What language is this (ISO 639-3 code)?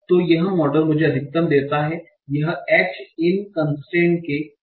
hin